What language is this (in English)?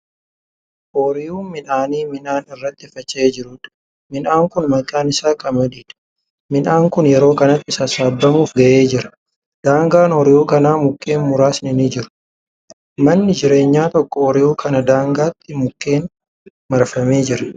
Oromo